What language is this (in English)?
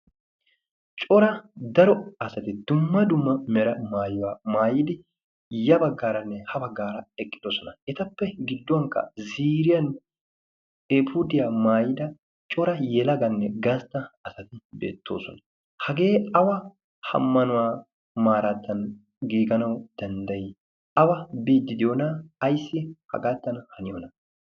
Wolaytta